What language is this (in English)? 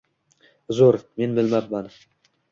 Uzbek